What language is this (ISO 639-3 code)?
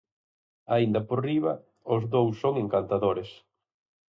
glg